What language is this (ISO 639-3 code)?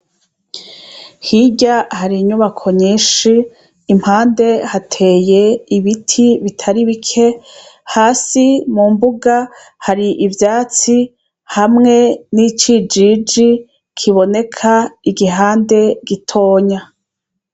run